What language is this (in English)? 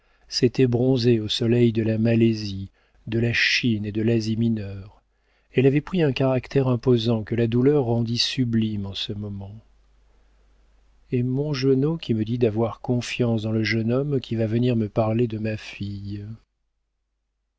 French